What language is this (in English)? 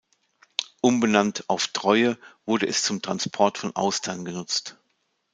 German